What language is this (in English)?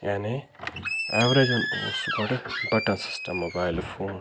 Kashmiri